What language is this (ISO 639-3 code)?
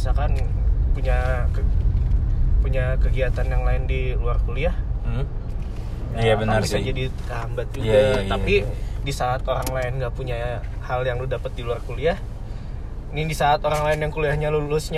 ind